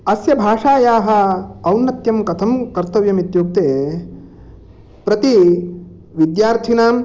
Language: Sanskrit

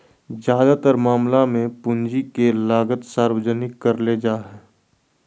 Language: Magahi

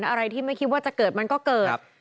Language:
Thai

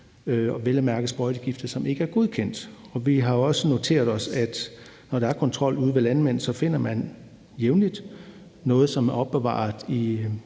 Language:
Danish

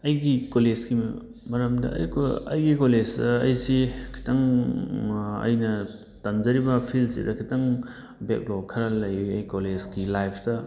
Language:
Manipuri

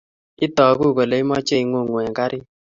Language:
Kalenjin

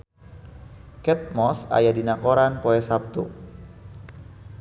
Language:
Sundanese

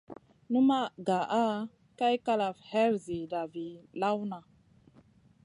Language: Masana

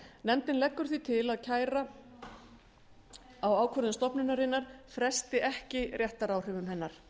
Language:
Icelandic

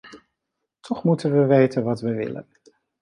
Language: Dutch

